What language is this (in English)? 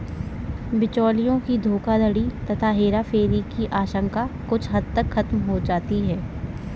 Hindi